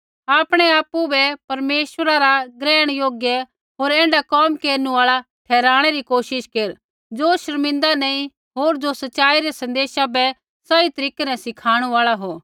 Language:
Kullu Pahari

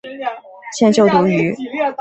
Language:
Chinese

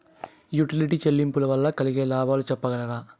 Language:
Telugu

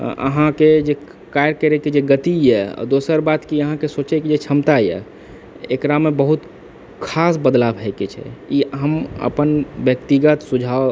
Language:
Maithili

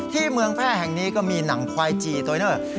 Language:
Thai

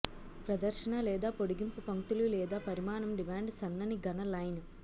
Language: Telugu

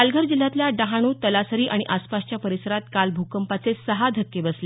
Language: Marathi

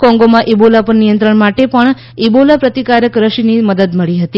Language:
Gujarati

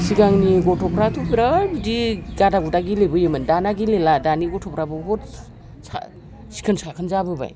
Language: Bodo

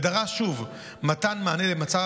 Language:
Hebrew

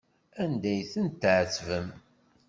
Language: Kabyle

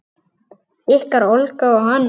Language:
Icelandic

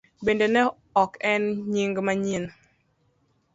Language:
Luo (Kenya and Tanzania)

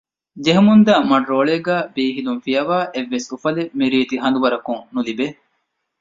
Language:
Divehi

